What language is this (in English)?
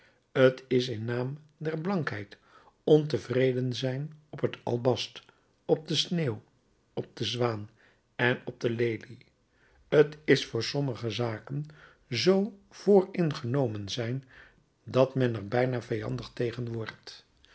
Dutch